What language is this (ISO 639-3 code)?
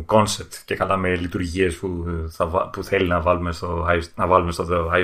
ell